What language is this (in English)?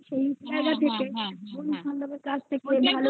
Bangla